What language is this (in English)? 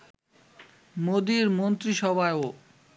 Bangla